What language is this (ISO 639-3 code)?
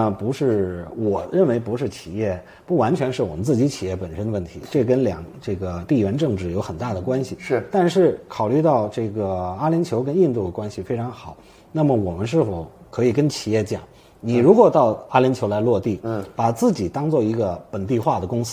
zho